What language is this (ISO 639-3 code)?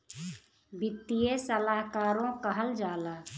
bho